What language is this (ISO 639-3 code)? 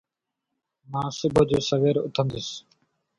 snd